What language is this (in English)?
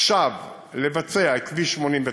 Hebrew